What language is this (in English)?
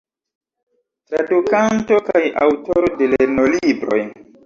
Esperanto